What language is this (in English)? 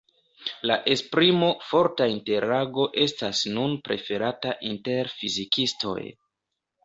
Esperanto